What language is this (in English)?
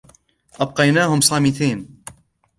Arabic